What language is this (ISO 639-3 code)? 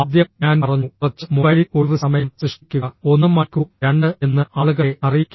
mal